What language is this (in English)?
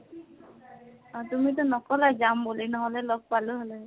Assamese